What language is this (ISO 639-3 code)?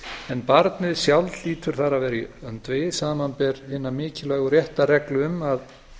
isl